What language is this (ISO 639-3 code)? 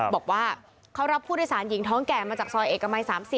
tha